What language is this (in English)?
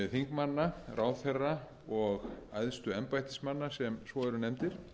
Icelandic